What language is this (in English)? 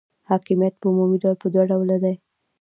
Pashto